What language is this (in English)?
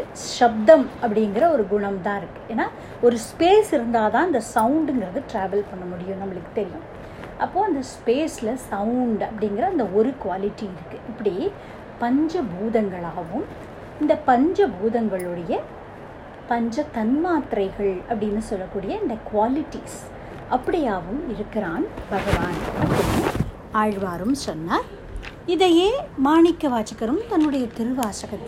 Tamil